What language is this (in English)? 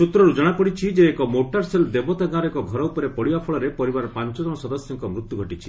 Odia